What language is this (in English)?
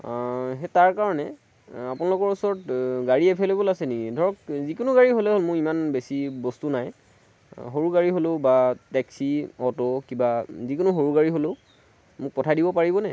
Assamese